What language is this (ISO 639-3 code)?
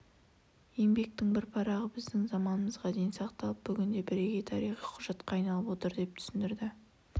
kaz